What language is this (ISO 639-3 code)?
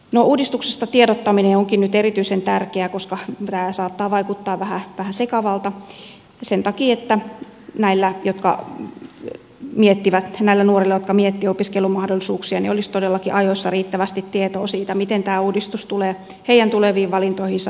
fin